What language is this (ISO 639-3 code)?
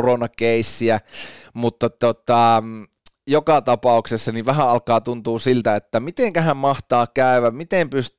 fin